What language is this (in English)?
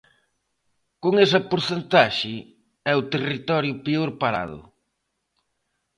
Galician